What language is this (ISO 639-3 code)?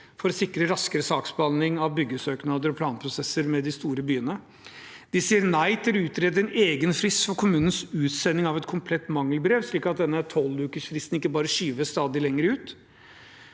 nor